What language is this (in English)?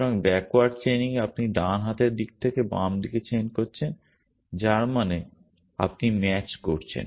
Bangla